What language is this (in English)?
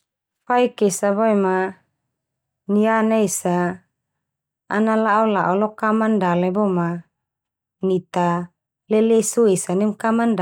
Termanu